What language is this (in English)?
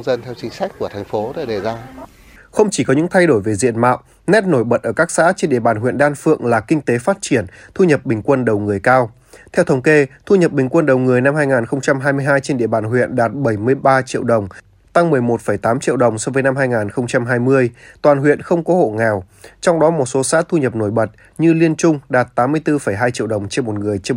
Vietnamese